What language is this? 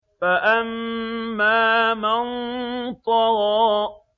Arabic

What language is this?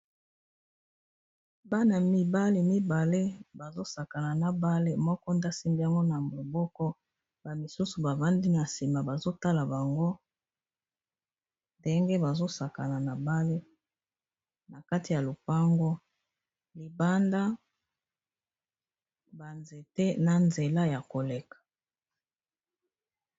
Lingala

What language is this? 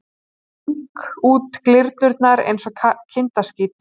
Icelandic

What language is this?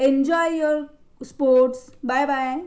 Marathi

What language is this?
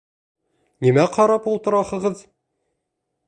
Bashkir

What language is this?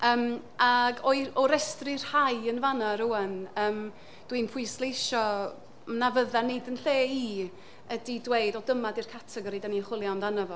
Welsh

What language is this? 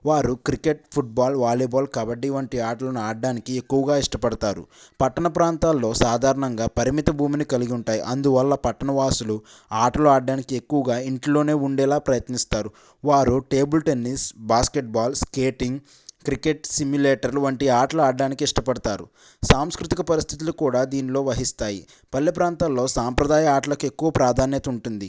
Telugu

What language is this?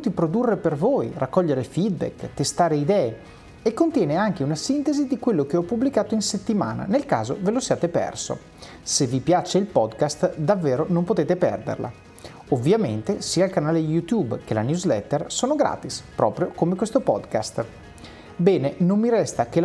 Italian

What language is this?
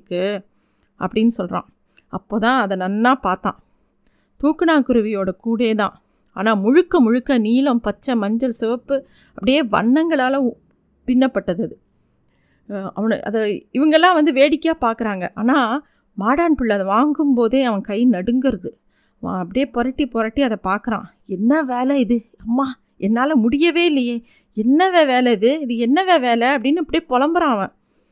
Tamil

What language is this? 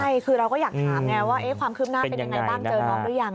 Thai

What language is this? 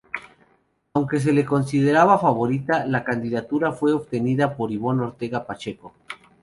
Spanish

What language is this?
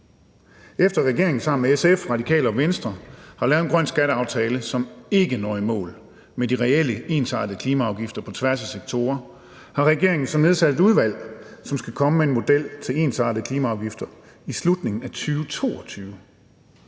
Danish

